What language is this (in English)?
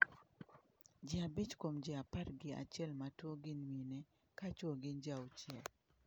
Luo (Kenya and Tanzania)